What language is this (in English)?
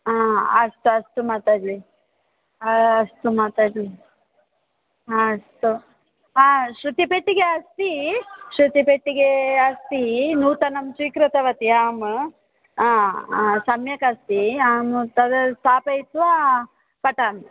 Sanskrit